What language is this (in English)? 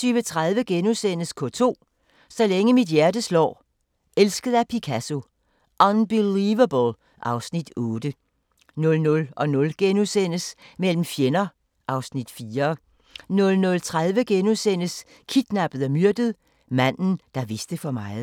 Danish